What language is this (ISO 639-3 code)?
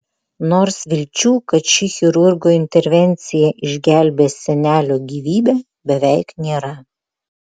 lit